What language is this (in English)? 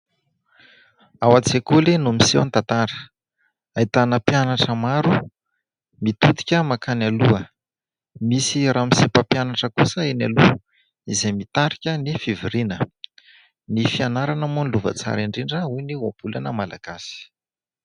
Malagasy